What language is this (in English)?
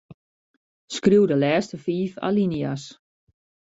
Western Frisian